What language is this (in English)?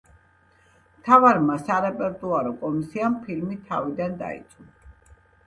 Georgian